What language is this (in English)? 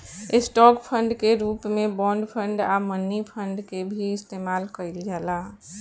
Bhojpuri